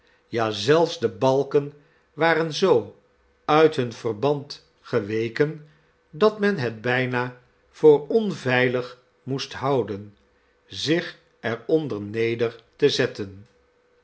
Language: Dutch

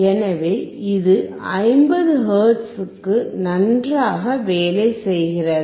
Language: Tamil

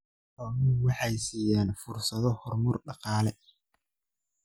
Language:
Somali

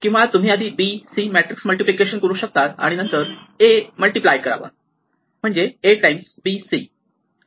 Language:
Marathi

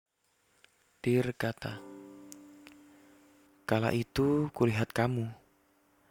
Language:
Indonesian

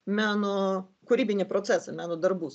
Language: Lithuanian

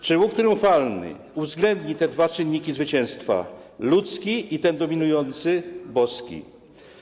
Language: Polish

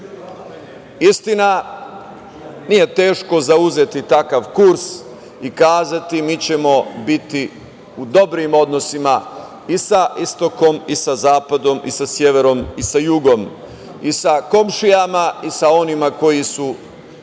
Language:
Serbian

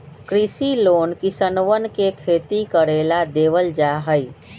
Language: Magahi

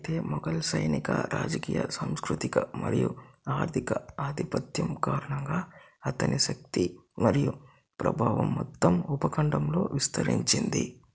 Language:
Telugu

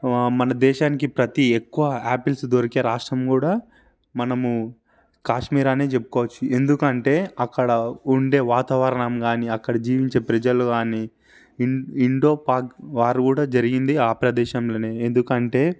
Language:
Telugu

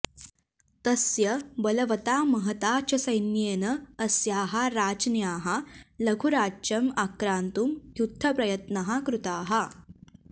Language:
Sanskrit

